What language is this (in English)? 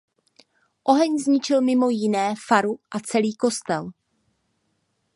Czech